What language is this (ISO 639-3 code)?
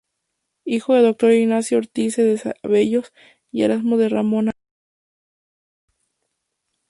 spa